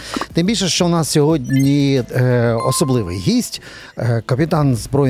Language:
Ukrainian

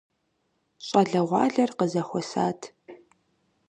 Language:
Kabardian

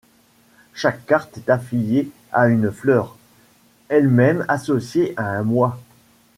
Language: French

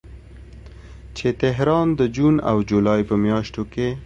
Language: Pashto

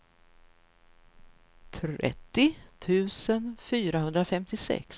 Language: Swedish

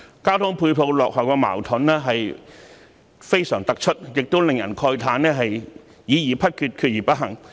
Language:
Cantonese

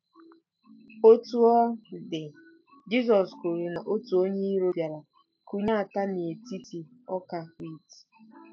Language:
Igbo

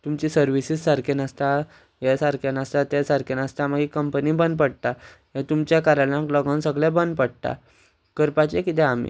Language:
Konkani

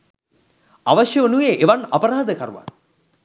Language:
Sinhala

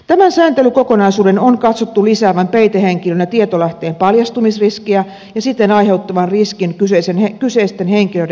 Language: Finnish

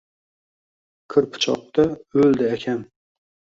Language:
Uzbek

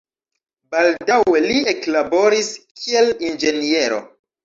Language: Esperanto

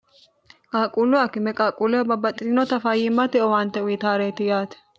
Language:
Sidamo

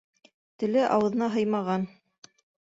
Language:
Bashkir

